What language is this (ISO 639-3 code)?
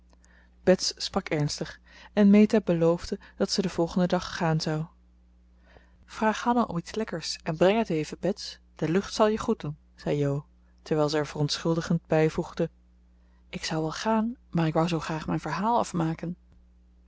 nld